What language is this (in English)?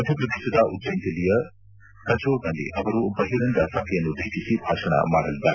Kannada